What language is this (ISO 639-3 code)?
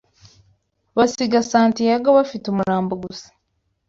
kin